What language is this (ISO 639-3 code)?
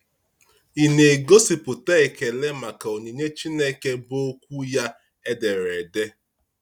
ibo